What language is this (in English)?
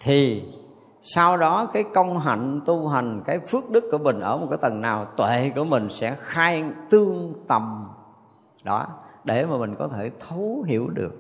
Vietnamese